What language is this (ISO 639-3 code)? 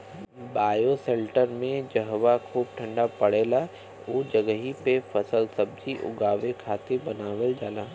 bho